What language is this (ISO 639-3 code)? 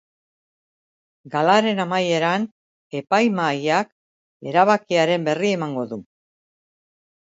eus